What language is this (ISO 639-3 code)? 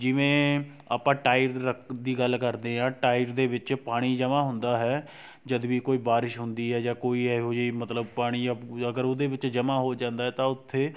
pan